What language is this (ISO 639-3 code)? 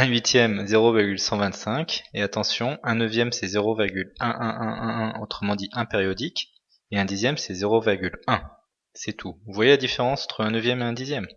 fra